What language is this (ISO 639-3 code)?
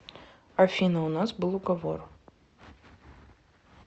rus